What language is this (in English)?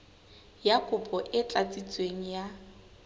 Southern Sotho